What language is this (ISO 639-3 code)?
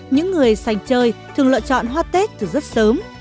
vie